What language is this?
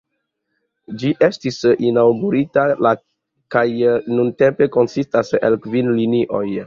Esperanto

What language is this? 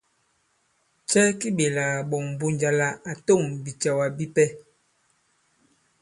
Bankon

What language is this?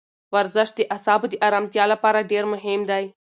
Pashto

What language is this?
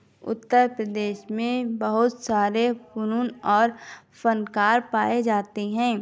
Urdu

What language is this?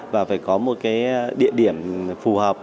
Vietnamese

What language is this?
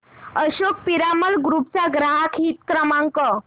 Marathi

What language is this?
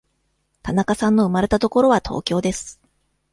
Japanese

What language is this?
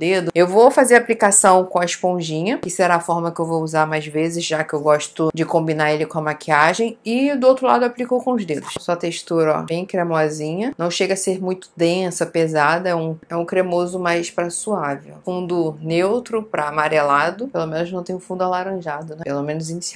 Portuguese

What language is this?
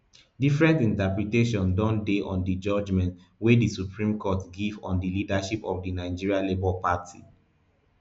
Nigerian Pidgin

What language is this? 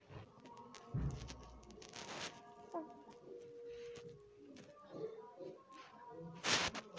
Maithili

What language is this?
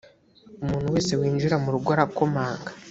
Kinyarwanda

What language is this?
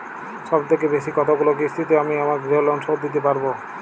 Bangla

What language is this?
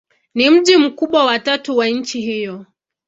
Swahili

